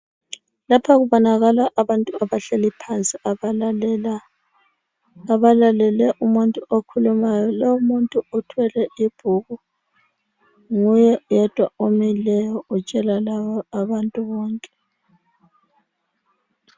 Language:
North Ndebele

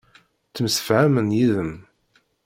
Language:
Kabyle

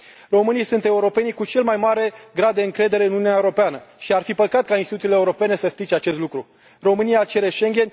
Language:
Romanian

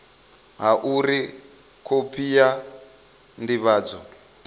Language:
Venda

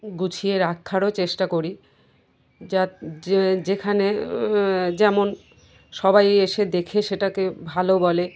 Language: Bangla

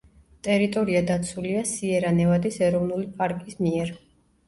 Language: Georgian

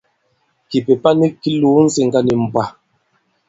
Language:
Bankon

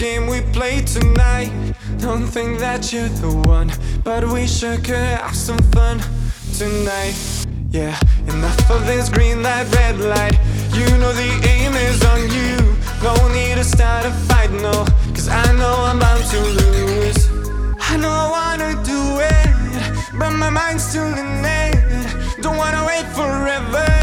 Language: Croatian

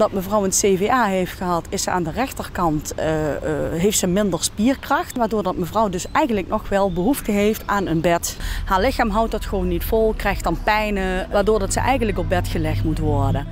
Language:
Dutch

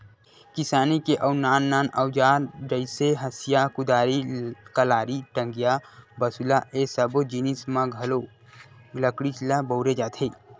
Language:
Chhattisgarhi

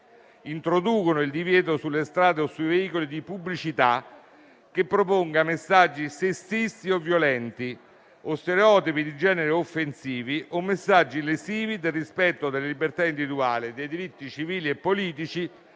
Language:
Italian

